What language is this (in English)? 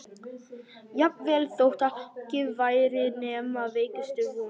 Icelandic